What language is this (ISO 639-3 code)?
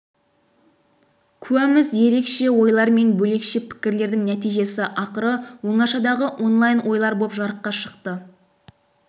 kaz